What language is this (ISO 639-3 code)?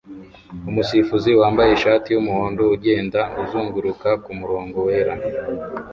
kin